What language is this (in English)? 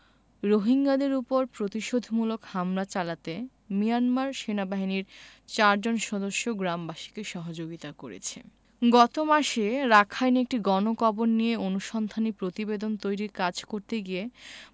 Bangla